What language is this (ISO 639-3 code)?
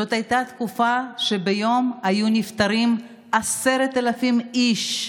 heb